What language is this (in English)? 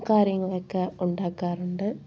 Malayalam